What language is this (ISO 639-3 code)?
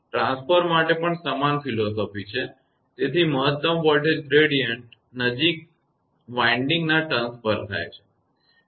guj